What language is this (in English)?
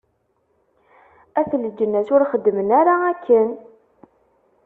Kabyle